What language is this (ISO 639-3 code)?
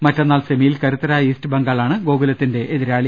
mal